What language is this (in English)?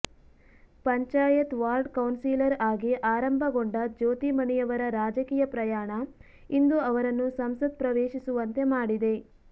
Kannada